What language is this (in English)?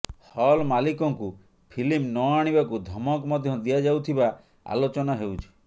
Odia